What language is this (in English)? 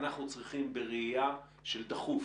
Hebrew